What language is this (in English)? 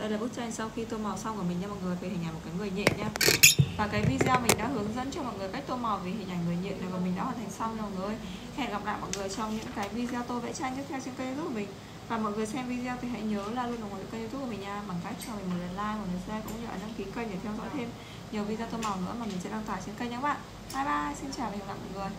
Vietnamese